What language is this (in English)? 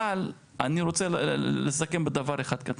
Hebrew